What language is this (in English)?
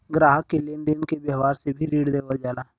Bhojpuri